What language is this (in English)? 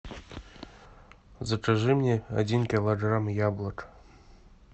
Russian